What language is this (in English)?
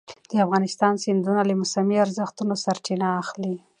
Pashto